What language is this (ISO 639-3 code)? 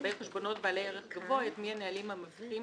heb